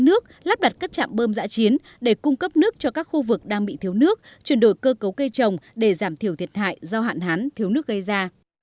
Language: Vietnamese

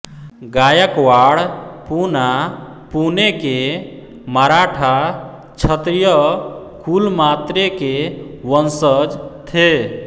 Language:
Hindi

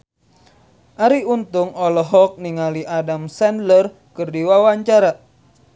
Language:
Sundanese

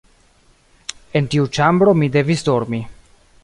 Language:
Esperanto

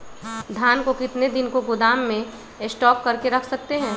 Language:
Magahi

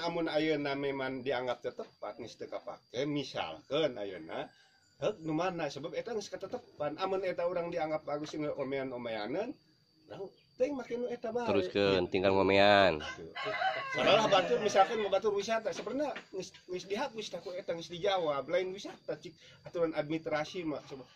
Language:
Indonesian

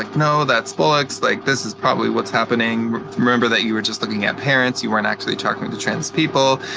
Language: English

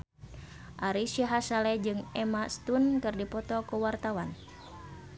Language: Sundanese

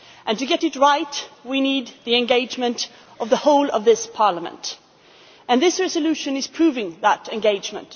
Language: English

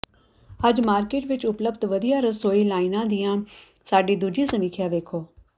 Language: Punjabi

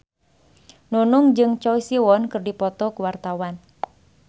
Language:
Sundanese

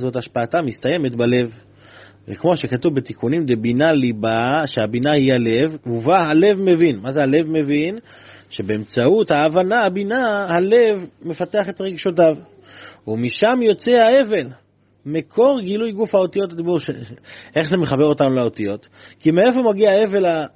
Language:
Hebrew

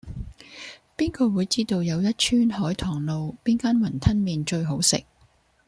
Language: Cantonese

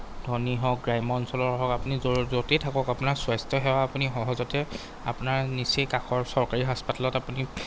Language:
Assamese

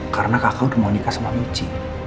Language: Indonesian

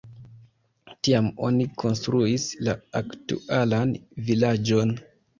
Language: Esperanto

